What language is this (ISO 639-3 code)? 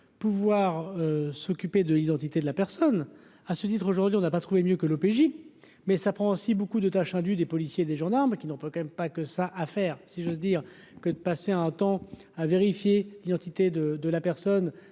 fra